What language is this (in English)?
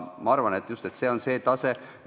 Estonian